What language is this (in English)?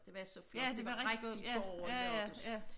Danish